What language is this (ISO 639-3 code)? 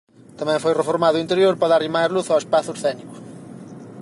glg